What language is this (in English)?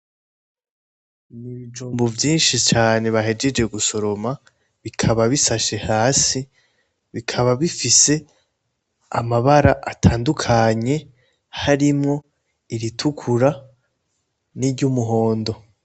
Rundi